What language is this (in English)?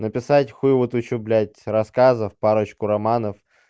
Russian